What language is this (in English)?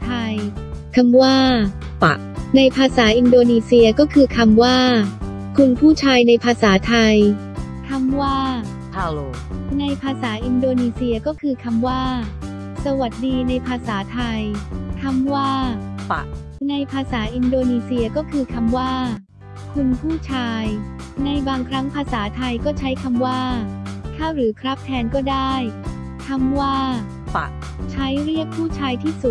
Thai